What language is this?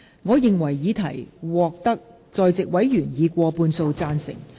Cantonese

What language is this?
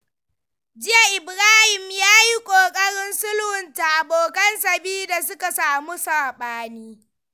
Hausa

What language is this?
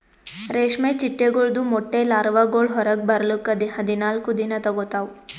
Kannada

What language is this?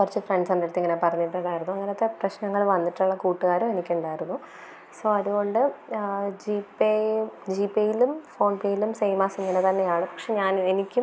Malayalam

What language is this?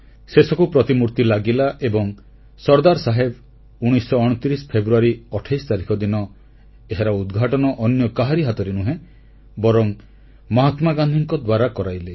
Odia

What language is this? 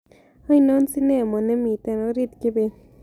Kalenjin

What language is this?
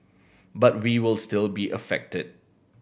English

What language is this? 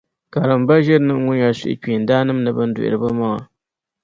Dagbani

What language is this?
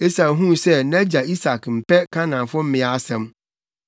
Akan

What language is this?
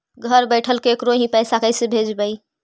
Magahi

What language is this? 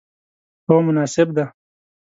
Pashto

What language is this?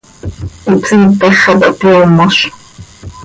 Seri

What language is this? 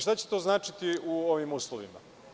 Serbian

